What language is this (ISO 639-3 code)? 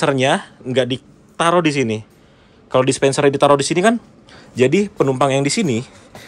ind